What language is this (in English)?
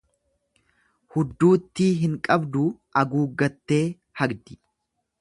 Oromo